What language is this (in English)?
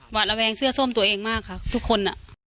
Thai